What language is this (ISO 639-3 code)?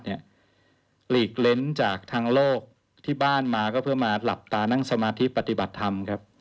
tha